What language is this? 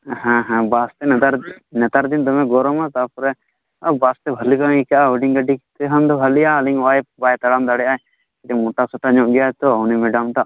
Santali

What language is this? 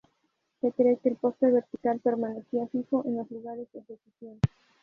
Spanish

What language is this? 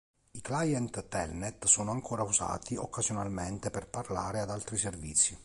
Italian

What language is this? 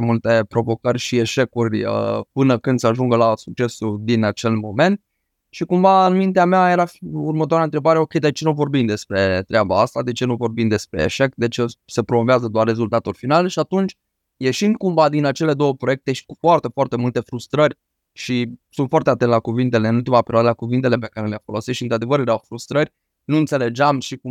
Romanian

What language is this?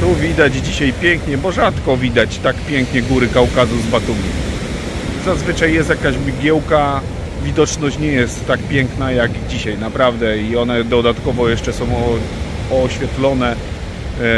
Polish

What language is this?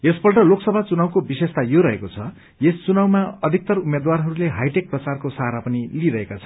Nepali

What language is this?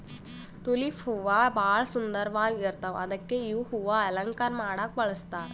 Kannada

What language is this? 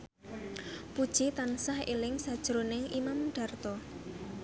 Javanese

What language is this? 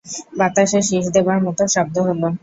Bangla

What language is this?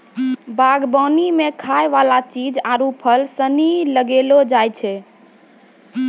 Maithili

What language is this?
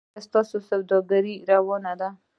Pashto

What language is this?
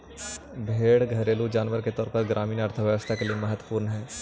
Magahi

